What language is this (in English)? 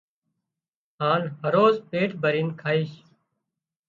Wadiyara Koli